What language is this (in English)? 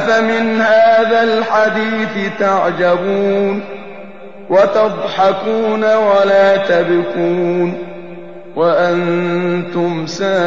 Arabic